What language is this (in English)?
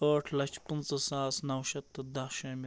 Kashmiri